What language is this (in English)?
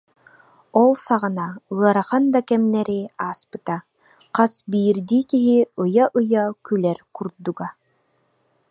Yakut